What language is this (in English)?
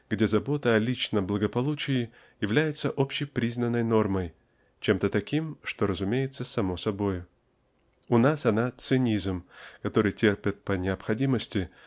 Russian